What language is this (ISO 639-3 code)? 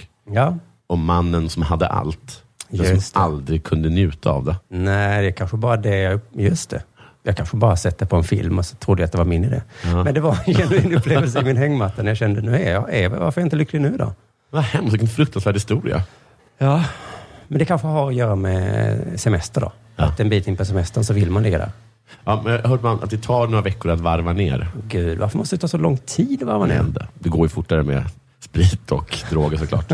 swe